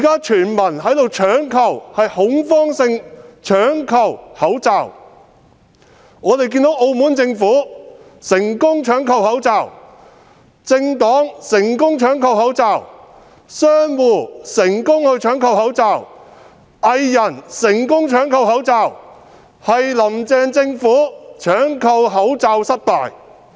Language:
Cantonese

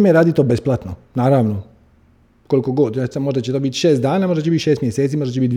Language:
Croatian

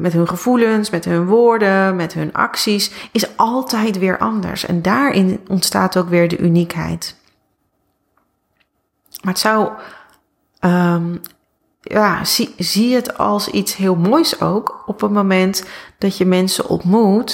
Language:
Dutch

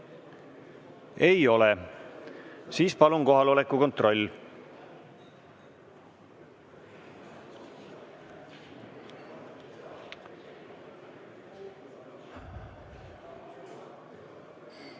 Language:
Estonian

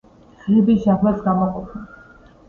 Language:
Georgian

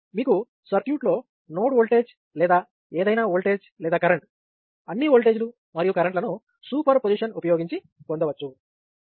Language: Telugu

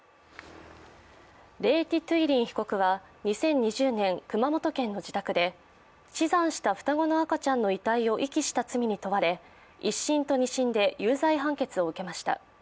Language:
Japanese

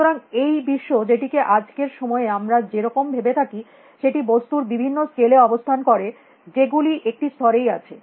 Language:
Bangla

